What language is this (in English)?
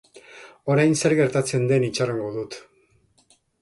Basque